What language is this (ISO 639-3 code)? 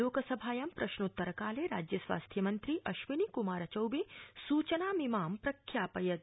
san